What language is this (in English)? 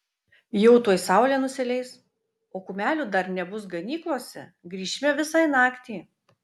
Lithuanian